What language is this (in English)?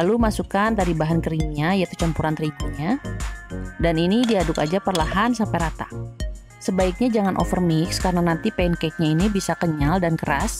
Indonesian